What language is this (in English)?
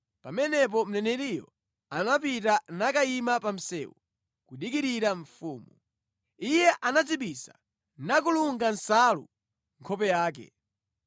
Nyanja